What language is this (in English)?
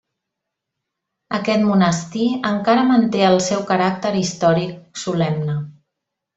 Catalan